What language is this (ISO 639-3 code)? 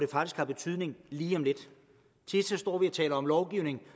dan